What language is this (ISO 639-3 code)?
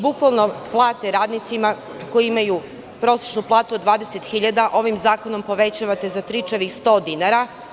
srp